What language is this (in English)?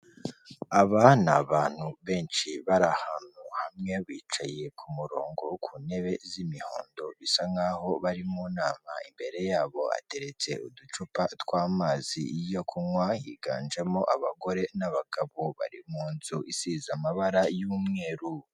Kinyarwanda